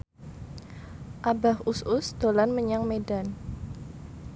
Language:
Javanese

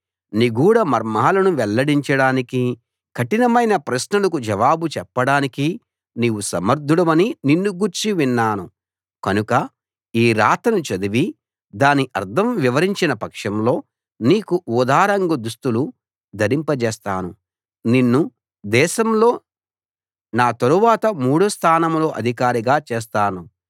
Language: Telugu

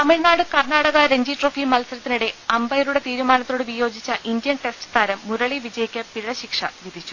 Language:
Malayalam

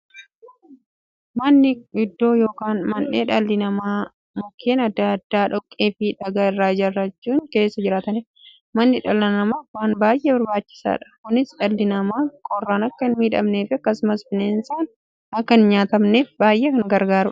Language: Oromo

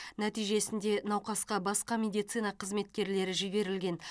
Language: Kazakh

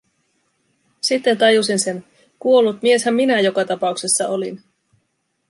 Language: Finnish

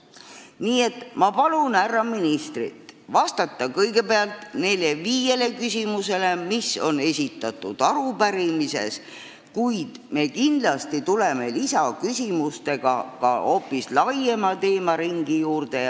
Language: Estonian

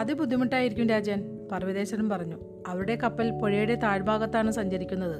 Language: Malayalam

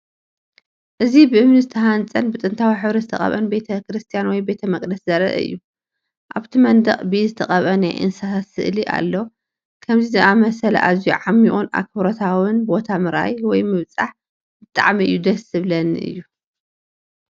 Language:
Tigrinya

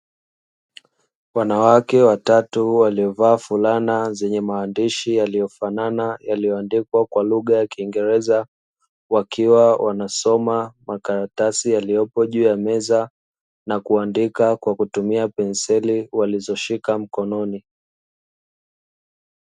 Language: Swahili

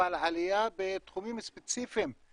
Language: Hebrew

